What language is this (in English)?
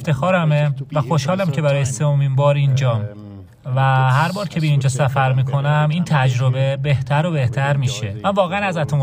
Persian